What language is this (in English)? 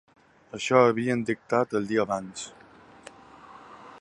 Catalan